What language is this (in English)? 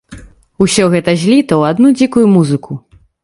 Belarusian